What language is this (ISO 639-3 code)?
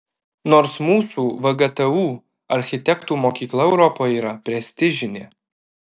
lit